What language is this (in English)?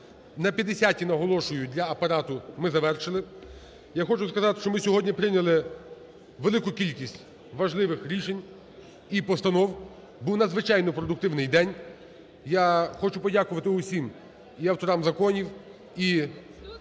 Ukrainian